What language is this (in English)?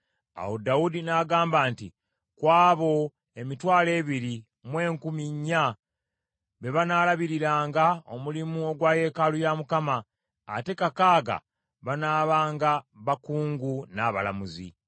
Ganda